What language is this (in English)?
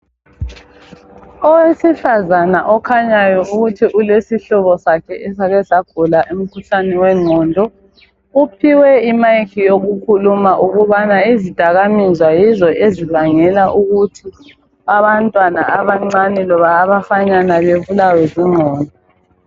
North Ndebele